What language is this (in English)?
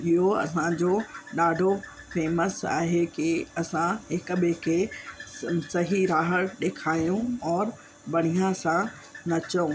Sindhi